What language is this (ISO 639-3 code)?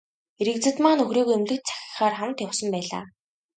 mon